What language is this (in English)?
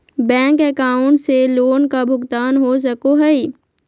Magahi